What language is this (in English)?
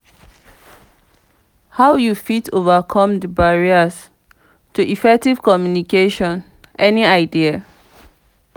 Nigerian Pidgin